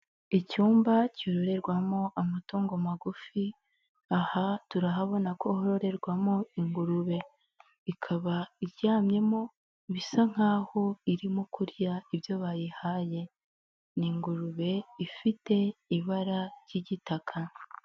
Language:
Kinyarwanda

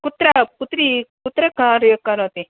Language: Sanskrit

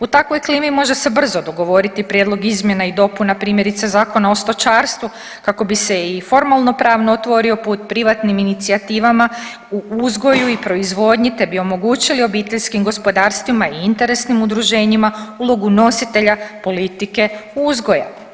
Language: Croatian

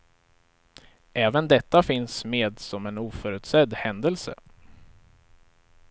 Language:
Swedish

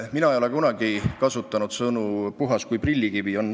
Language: Estonian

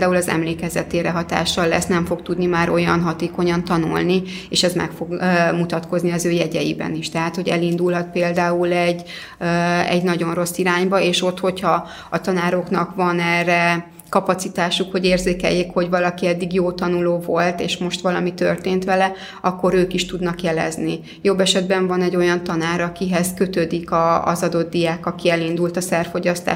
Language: Hungarian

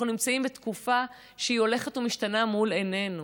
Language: Hebrew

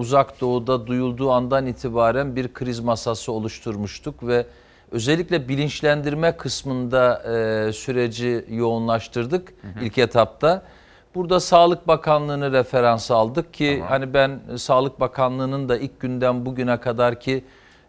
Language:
Turkish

